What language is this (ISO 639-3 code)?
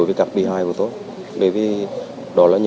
vie